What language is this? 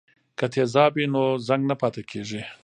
Pashto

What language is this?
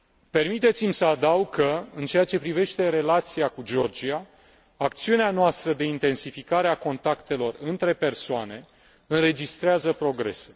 Romanian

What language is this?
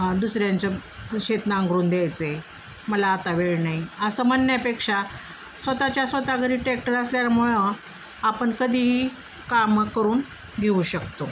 Marathi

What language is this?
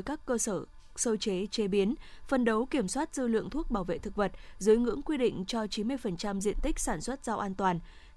Vietnamese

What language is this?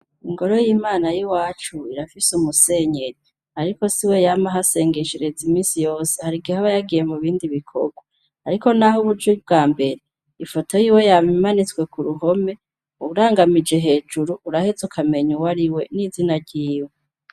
Rundi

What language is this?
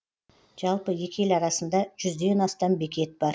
Kazakh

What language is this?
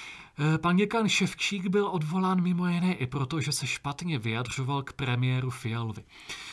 Czech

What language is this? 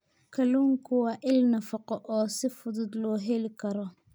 Somali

